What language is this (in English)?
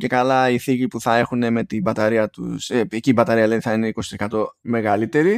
Greek